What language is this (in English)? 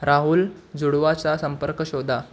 Marathi